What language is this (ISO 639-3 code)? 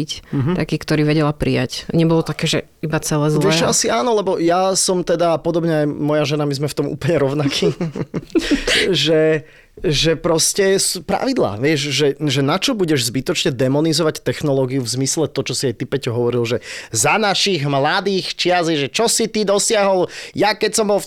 slk